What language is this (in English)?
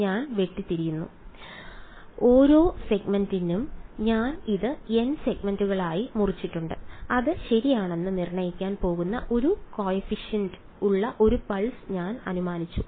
Malayalam